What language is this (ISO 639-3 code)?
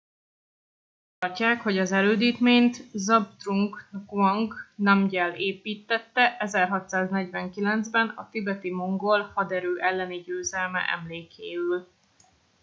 hun